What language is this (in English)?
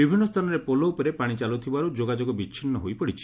Odia